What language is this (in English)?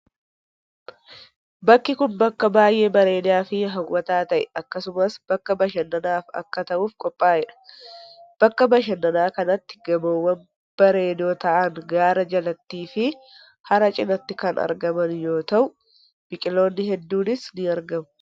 Oromo